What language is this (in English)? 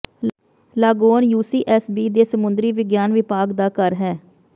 Punjabi